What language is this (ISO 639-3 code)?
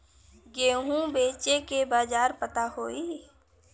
bho